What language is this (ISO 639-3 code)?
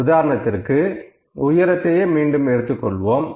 tam